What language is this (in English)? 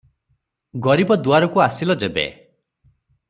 Odia